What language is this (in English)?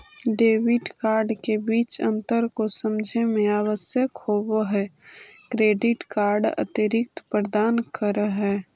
Magahi